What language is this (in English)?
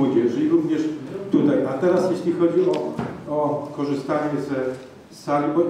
Polish